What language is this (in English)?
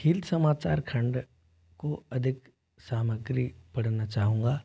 Hindi